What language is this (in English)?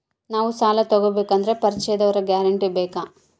Kannada